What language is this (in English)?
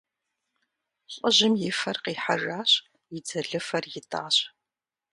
Kabardian